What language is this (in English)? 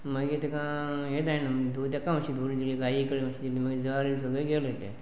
Konkani